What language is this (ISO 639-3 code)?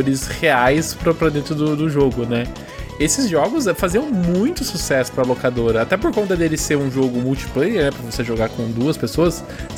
por